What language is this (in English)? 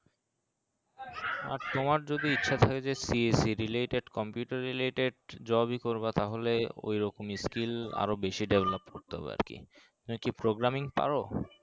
Bangla